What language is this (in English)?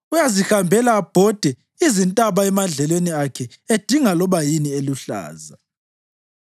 North Ndebele